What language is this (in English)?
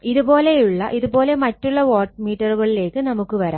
Malayalam